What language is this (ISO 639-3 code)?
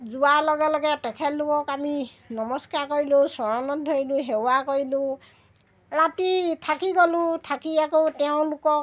asm